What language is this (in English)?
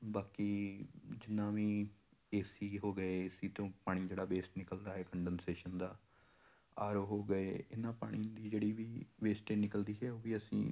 Punjabi